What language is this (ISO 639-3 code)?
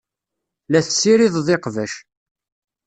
kab